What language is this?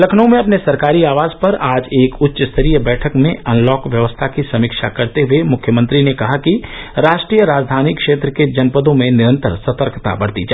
Hindi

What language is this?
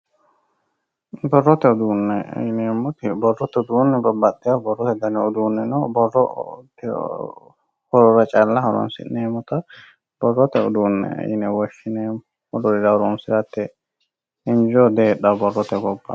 Sidamo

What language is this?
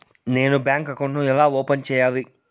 Telugu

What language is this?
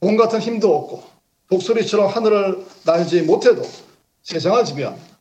Korean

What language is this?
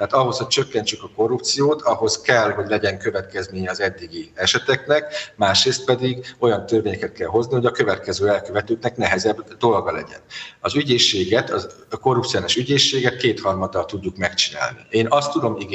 Hungarian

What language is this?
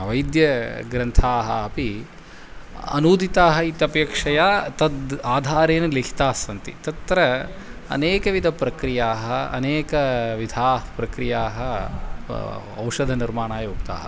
Sanskrit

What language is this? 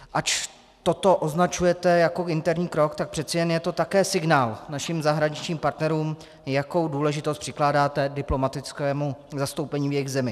Czech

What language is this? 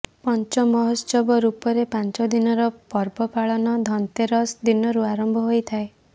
Odia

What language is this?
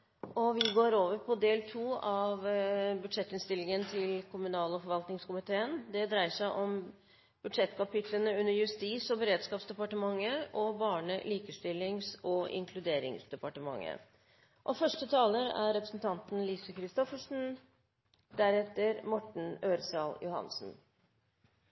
Norwegian Bokmål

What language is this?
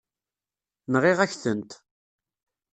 Kabyle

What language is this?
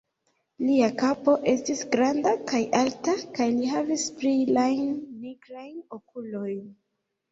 Esperanto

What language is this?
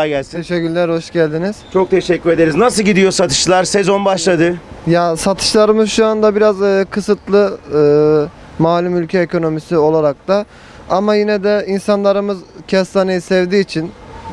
Turkish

